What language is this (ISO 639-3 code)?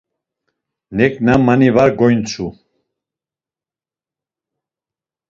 lzz